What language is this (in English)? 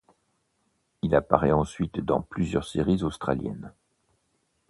French